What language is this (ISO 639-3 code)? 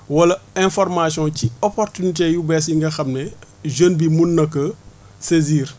wol